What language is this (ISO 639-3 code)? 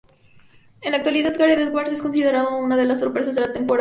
spa